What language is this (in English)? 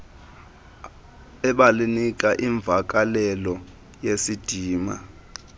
Xhosa